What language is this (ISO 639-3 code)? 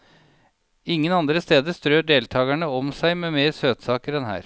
nor